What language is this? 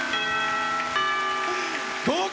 Japanese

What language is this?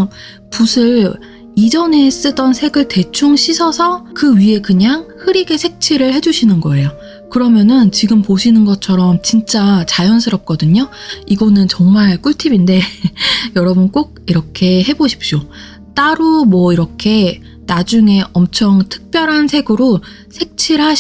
Korean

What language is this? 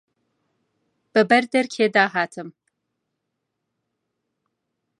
Central Kurdish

